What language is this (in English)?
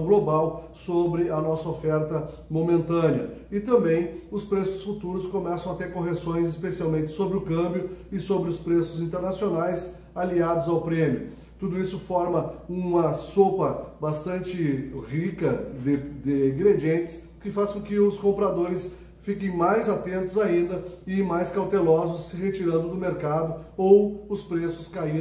Portuguese